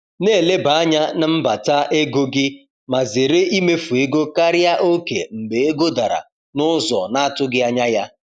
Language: Igbo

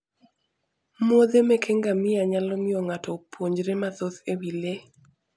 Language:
Luo (Kenya and Tanzania)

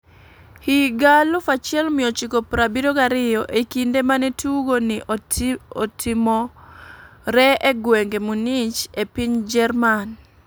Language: Luo (Kenya and Tanzania)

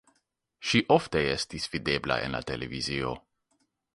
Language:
Esperanto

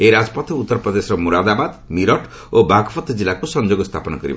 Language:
Odia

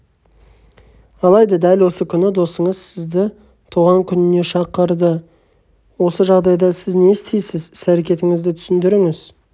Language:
Kazakh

